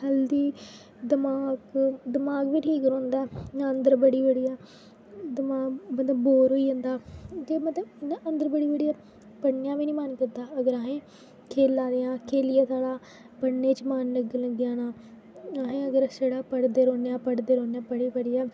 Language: Dogri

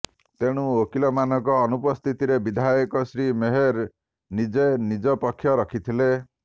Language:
Odia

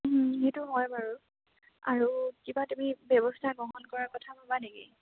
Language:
Assamese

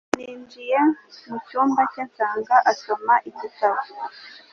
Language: Kinyarwanda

